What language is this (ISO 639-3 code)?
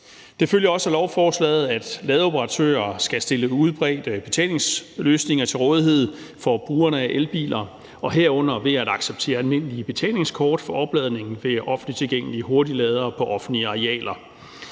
dan